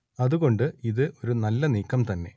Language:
Malayalam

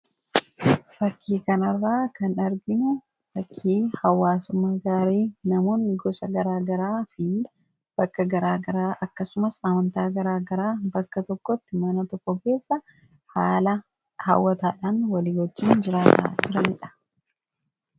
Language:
Oromo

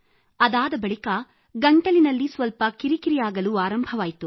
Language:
Kannada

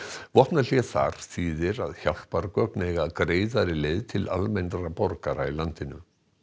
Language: Icelandic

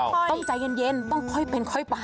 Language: Thai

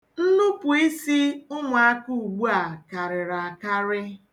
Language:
Igbo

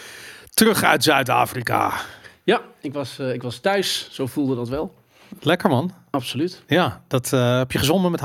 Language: Dutch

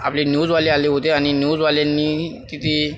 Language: Marathi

